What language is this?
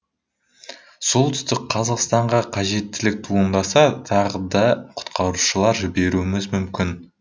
Kazakh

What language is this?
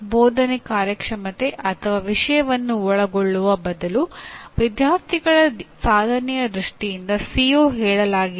Kannada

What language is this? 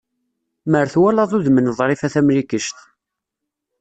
Kabyle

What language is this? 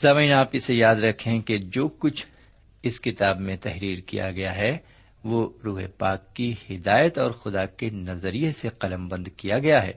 Urdu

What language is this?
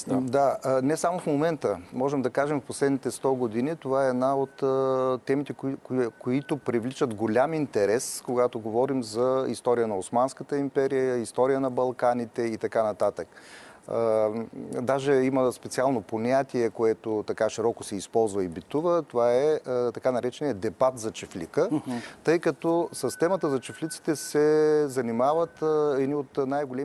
Bulgarian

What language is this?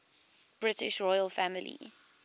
English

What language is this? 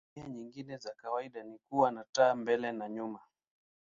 Swahili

